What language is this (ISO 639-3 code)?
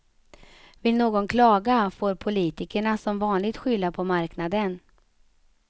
swe